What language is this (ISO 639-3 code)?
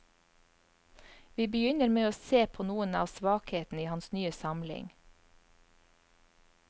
nor